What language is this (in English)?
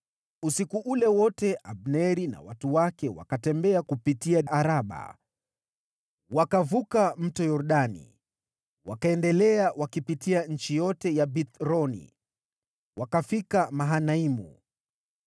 Swahili